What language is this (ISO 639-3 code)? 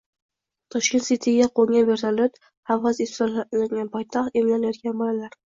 uzb